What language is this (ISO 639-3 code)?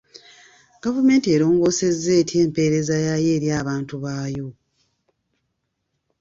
lug